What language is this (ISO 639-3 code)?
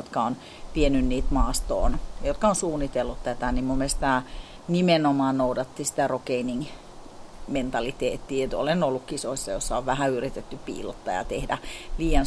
fin